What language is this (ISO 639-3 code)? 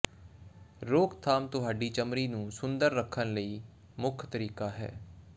pan